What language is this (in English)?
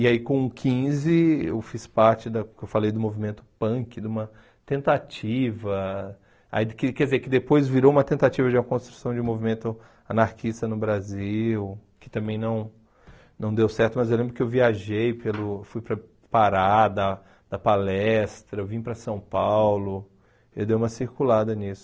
Portuguese